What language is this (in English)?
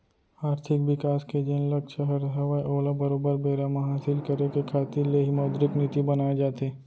Chhattisgarhi